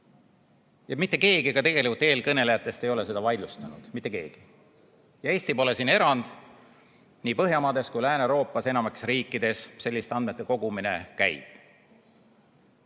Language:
Estonian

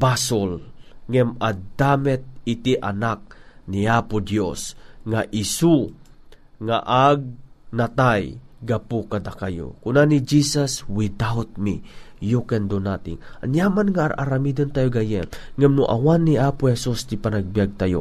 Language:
Filipino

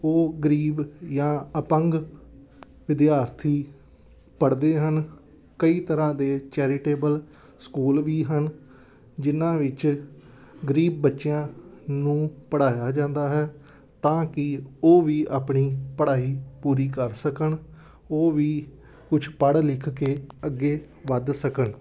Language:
Punjabi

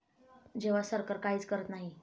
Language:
Marathi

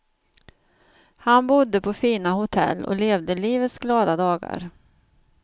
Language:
Swedish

